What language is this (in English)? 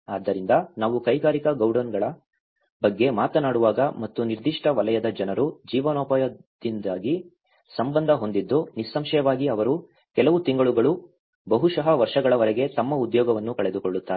Kannada